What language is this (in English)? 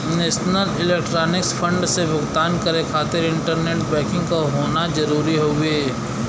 Bhojpuri